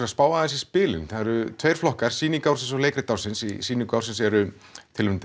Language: Icelandic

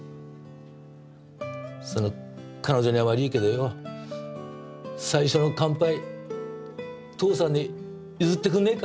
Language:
Japanese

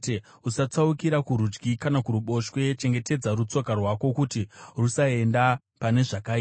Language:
Shona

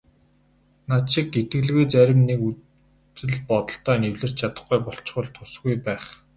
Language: Mongolian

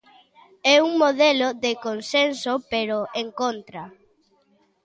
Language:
Galician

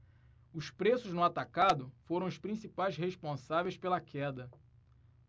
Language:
Portuguese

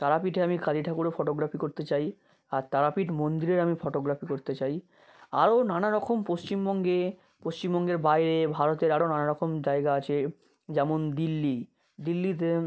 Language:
Bangla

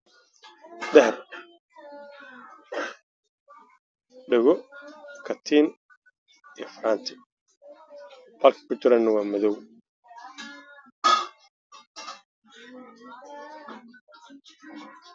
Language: Somali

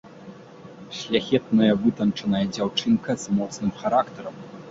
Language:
Belarusian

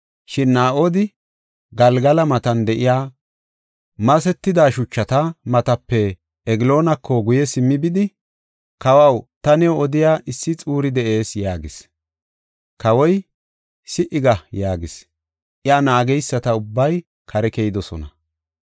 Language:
Gofa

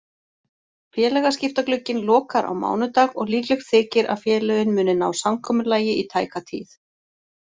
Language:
Icelandic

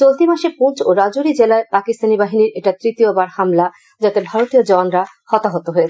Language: Bangla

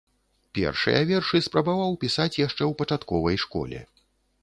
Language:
Belarusian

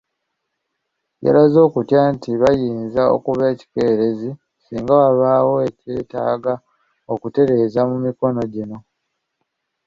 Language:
Ganda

